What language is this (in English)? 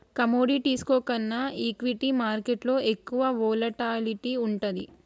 Telugu